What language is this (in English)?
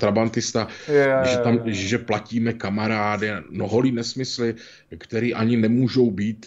Czech